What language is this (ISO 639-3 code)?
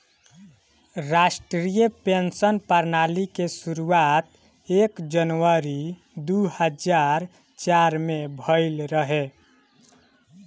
bho